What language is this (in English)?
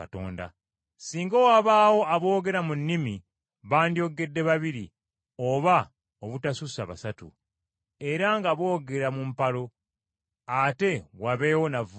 Ganda